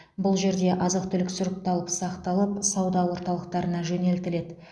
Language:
Kazakh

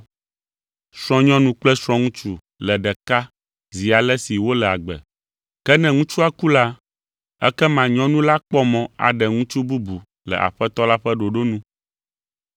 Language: Ewe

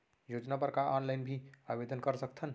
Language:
Chhattisgarhi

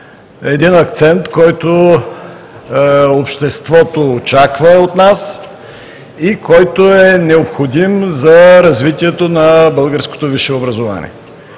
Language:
Bulgarian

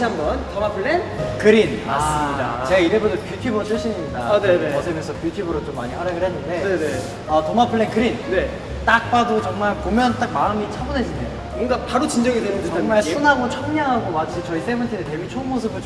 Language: Korean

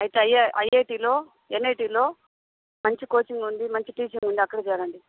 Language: Telugu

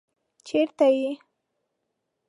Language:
Pashto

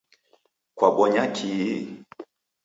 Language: Taita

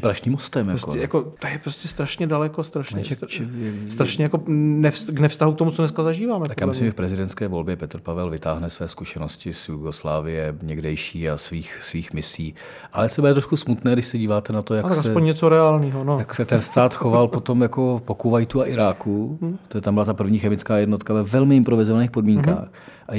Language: Czech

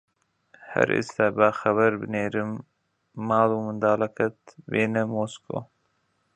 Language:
Central Kurdish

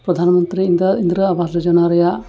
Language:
Santali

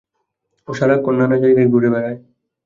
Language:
Bangla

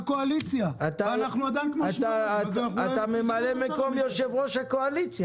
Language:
Hebrew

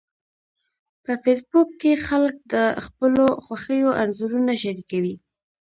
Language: Pashto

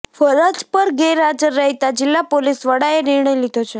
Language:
Gujarati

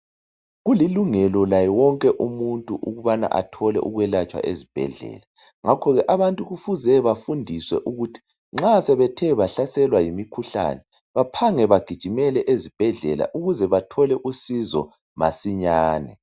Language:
North Ndebele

